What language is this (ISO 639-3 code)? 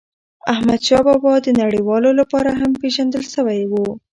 pus